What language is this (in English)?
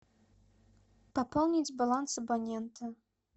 Russian